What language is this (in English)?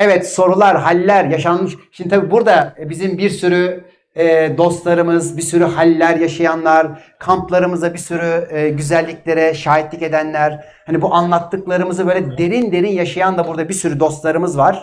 Turkish